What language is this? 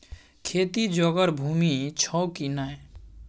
Maithili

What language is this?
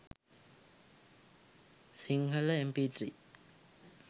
Sinhala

